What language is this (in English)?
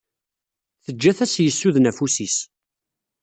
Kabyle